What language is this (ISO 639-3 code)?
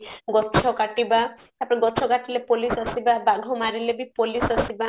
ori